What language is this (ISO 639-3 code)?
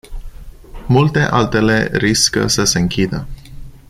ron